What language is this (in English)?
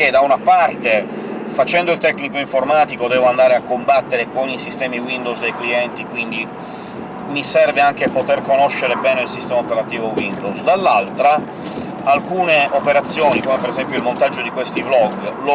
Italian